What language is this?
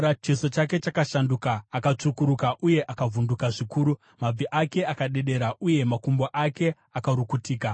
Shona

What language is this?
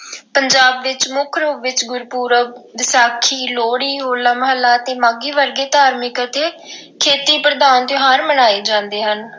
Punjabi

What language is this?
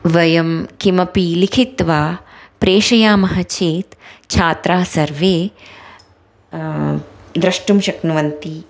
Sanskrit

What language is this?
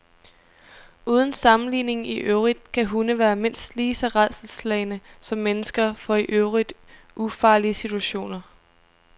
Danish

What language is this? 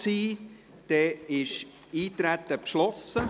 Swiss German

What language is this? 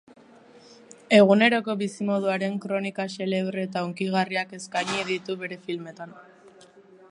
Basque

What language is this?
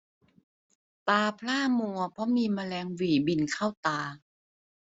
Thai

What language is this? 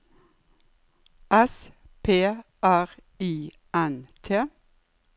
Norwegian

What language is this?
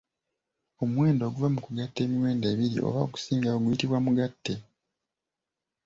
Ganda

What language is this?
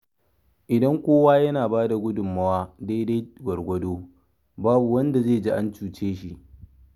Hausa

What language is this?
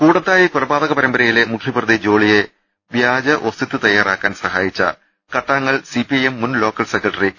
Malayalam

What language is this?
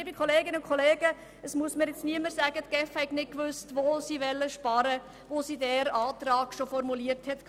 Swiss German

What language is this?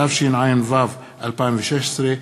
Hebrew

